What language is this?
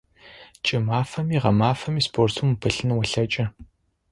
Adyghe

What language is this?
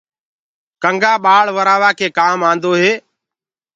Gurgula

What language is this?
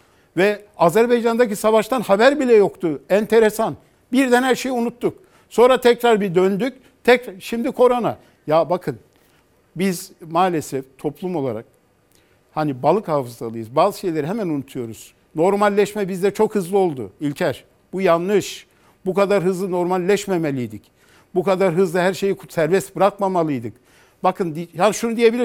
Turkish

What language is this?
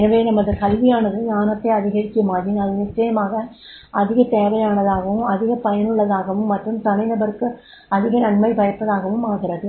Tamil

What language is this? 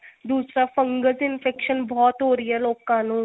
Punjabi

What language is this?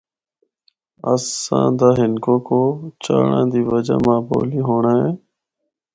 Northern Hindko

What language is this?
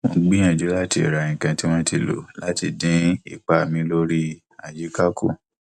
Yoruba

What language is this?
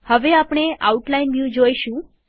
Gujarati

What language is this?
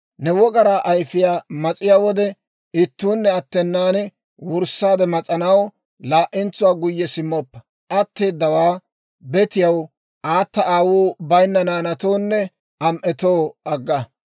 Dawro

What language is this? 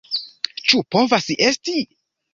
Esperanto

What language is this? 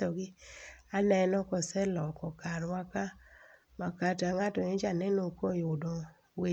Luo (Kenya and Tanzania)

